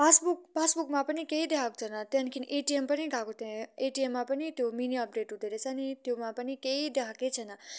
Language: Nepali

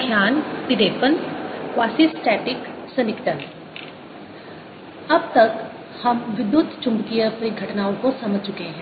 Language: Hindi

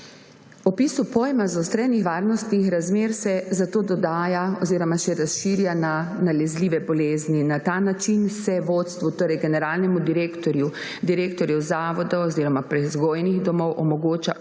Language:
Slovenian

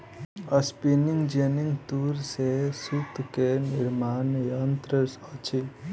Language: Maithili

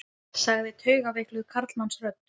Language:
Icelandic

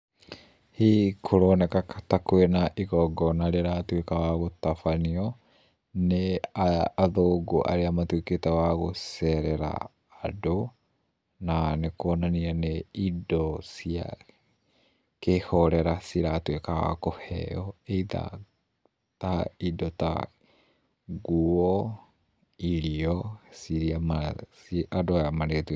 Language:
Kikuyu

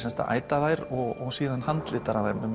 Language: Icelandic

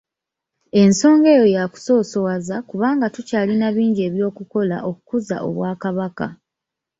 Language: Ganda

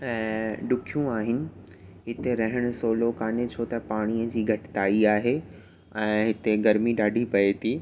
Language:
Sindhi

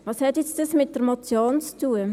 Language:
Swiss German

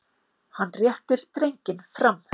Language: Icelandic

